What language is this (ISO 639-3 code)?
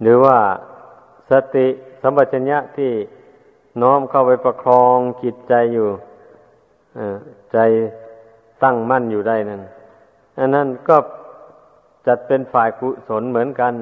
tha